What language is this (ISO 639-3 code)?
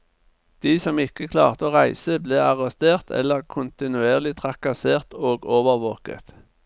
nor